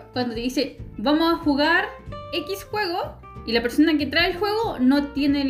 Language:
Spanish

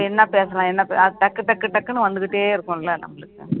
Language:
Tamil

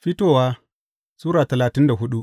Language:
Hausa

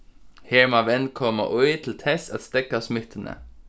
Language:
Faroese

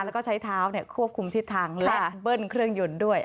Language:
Thai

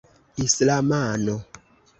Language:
Esperanto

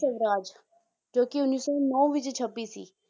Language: Punjabi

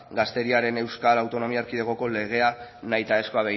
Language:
Basque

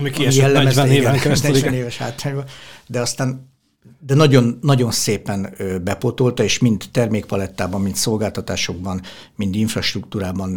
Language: Hungarian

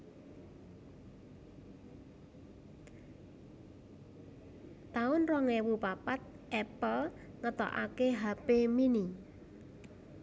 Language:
Javanese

